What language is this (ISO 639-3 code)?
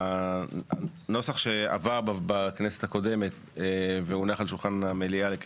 heb